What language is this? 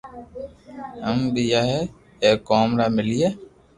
Loarki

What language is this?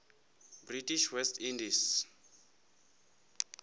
Venda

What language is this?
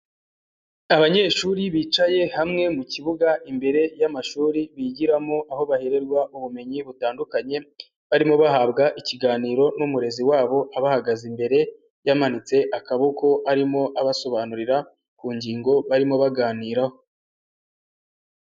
Kinyarwanda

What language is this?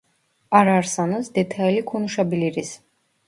Turkish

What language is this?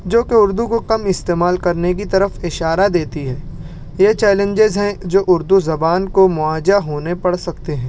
Urdu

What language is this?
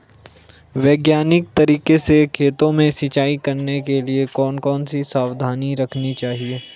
Hindi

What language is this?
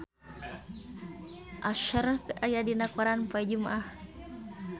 Sundanese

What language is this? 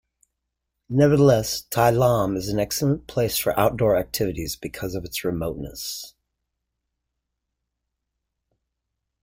English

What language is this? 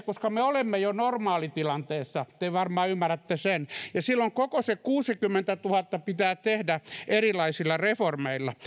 Finnish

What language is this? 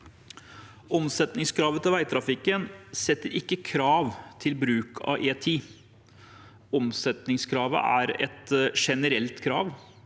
Norwegian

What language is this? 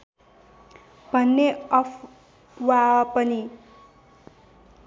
Nepali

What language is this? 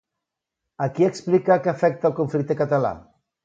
Catalan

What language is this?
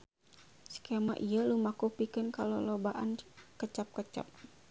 Sundanese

